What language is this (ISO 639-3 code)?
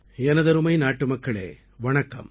tam